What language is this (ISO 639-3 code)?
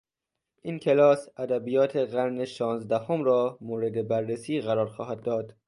fas